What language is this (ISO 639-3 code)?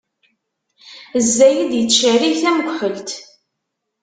kab